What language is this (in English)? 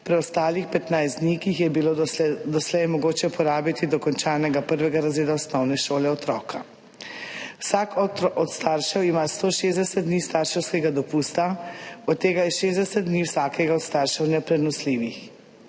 Slovenian